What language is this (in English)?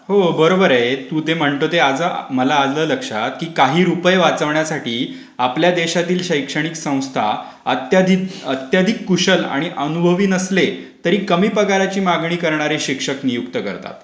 Marathi